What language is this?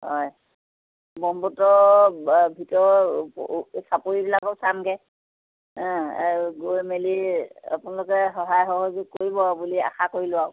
Assamese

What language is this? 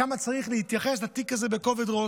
Hebrew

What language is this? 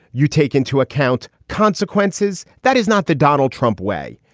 English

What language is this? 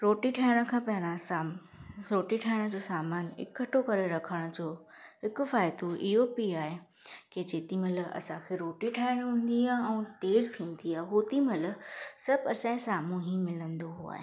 Sindhi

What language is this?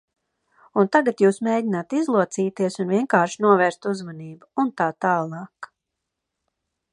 Latvian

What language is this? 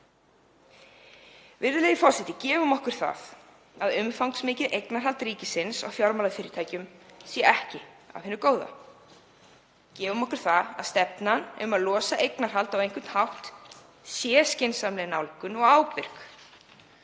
Icelandic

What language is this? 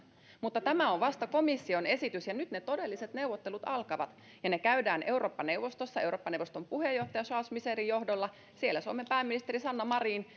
Finnish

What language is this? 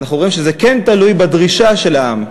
Hebrew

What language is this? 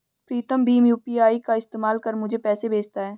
Hindi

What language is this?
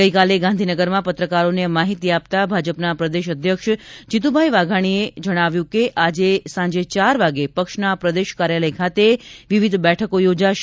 Gujarati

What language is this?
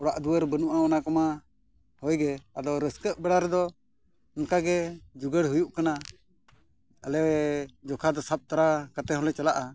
Santali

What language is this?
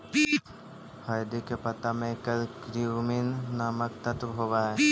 Magahi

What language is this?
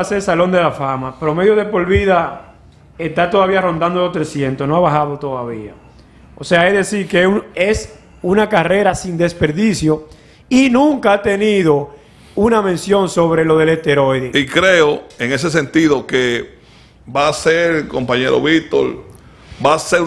Spanish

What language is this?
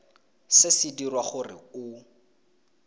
Tswana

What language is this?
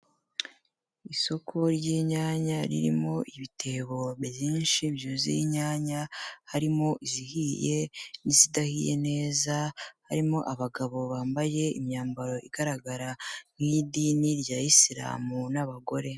Kinyarwanda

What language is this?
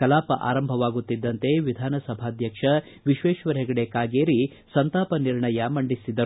Kannada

